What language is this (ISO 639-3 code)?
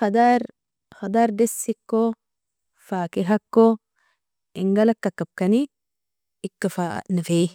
fia